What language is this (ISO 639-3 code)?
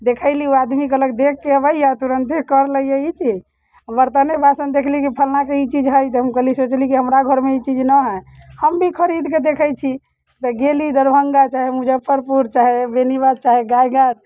mai